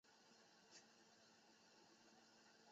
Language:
Chinese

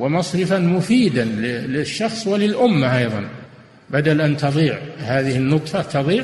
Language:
Arabic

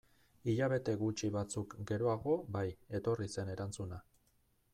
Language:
Basque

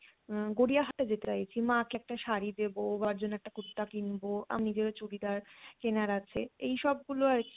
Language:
Bangla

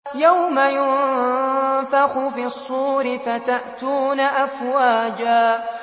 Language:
Arabic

